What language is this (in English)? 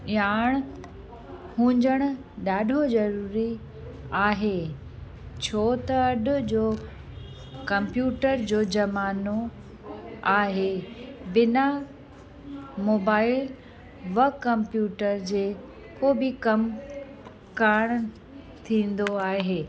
Sindhi